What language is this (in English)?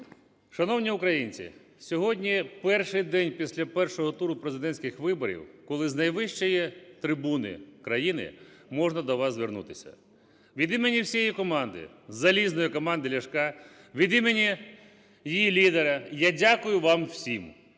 Ukrainian